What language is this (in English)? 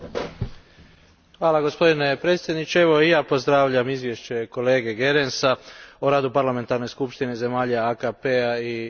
Croatian